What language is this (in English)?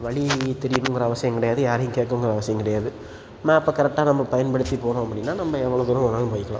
Tamil